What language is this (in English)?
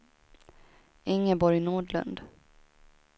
Swedish